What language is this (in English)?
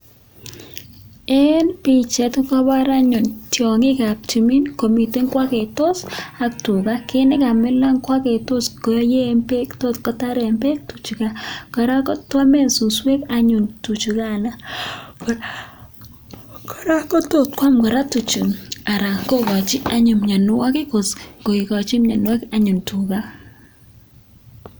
Kalenjin